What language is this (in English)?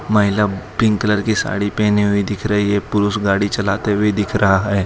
Hindi